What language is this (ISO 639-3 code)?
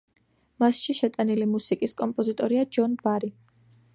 kat